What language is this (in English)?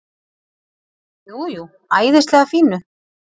Icelandic